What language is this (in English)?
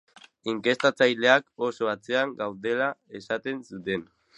Basque